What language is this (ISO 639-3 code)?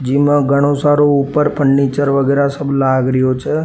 raj